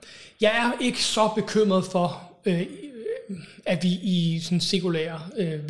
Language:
Danish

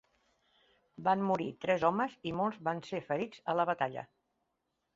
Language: Catalan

